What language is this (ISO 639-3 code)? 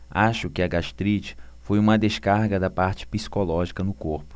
por